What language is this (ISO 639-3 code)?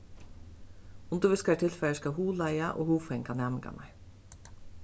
fao